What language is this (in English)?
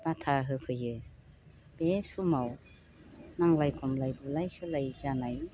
Bodo